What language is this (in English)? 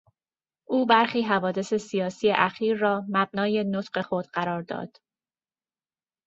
Persian